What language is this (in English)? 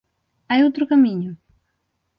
Galician